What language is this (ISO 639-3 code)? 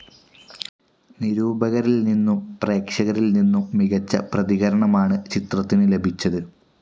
mal